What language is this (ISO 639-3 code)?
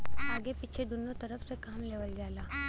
bho